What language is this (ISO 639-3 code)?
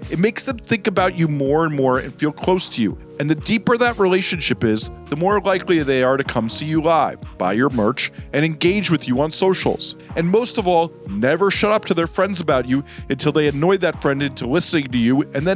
eng